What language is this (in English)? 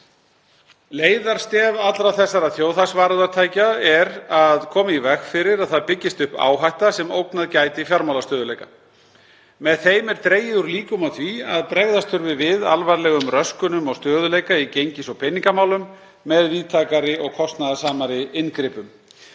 Icelandic